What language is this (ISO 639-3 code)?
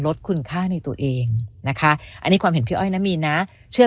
tha